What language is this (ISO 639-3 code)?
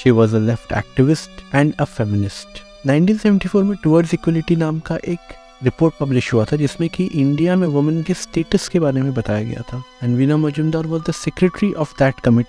hin